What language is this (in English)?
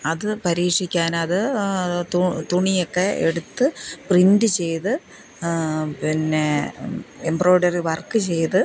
Malayalam